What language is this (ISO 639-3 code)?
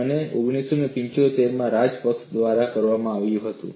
guj